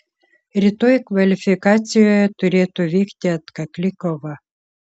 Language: Lithuanian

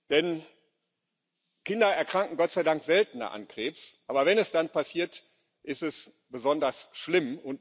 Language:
German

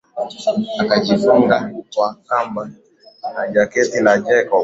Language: Swahili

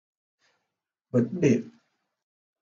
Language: Vietnamese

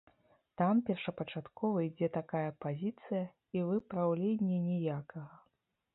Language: Belarusian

